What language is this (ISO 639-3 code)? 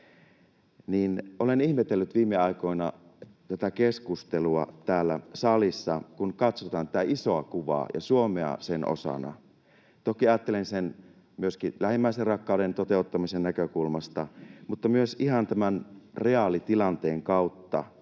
fin